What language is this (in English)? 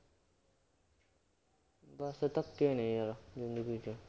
Punjabi